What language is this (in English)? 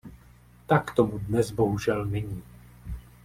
Czech